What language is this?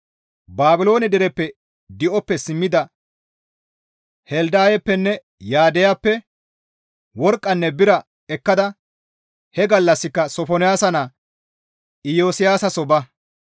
Gamo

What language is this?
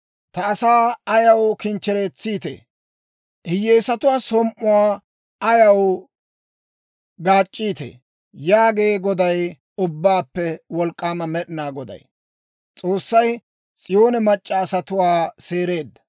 Dawro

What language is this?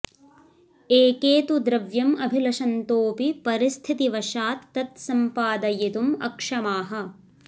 Sanskrit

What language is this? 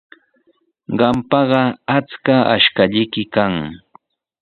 Sihuas Ancash Quechua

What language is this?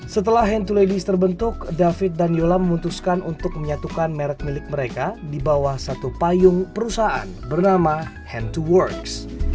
Indonesian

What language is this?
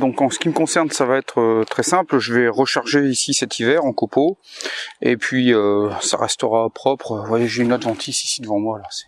French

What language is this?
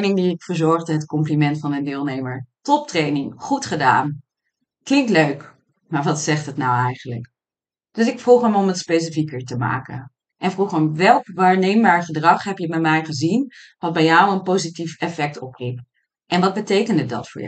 Dutch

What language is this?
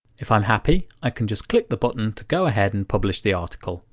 English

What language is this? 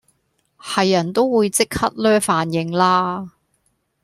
Cantonese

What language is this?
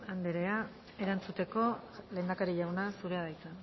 Basque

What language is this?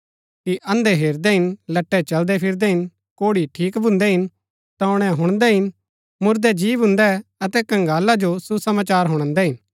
Gaddi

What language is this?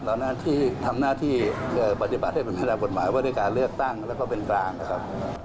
Thai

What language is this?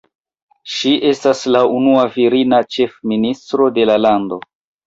Esperanto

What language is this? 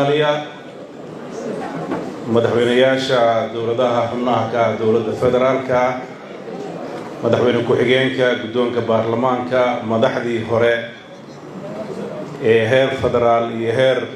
Arabic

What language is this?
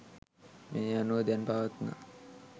Sinhala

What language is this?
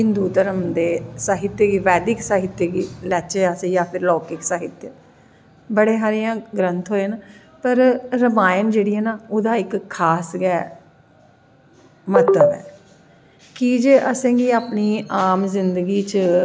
Dogri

